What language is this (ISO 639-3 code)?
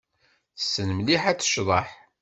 kab